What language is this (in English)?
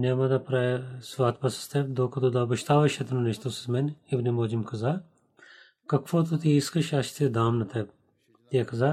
Bulgarian